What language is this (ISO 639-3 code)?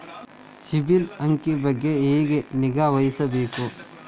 kan